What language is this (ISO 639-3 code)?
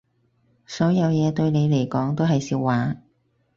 yue